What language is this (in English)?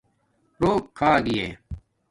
Domaaki